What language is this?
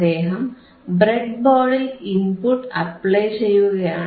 Malayalam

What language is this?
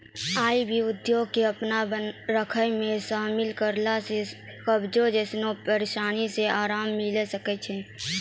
Maithili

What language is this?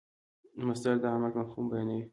Pashto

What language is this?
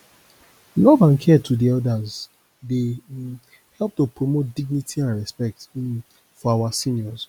Nigerian Pidgin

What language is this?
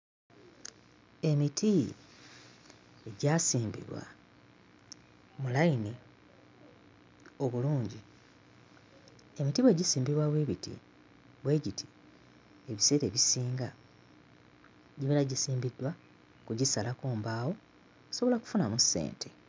Ganda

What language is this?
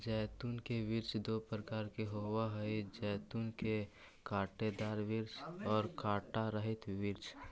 Magahi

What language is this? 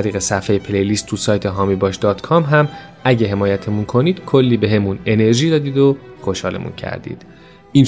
Persian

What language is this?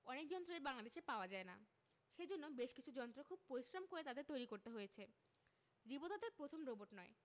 Bangla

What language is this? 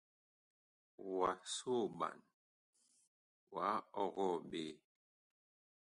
Bakoko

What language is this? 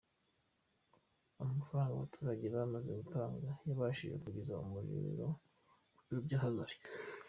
Kinyarwanda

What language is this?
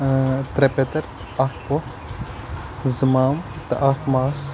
Kashmiri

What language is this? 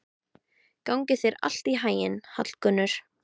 Icelandic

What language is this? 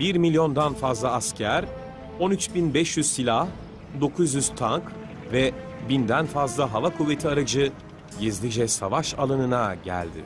Turkish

